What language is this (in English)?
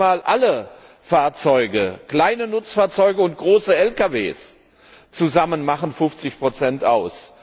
German